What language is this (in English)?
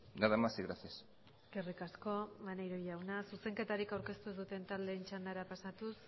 Basque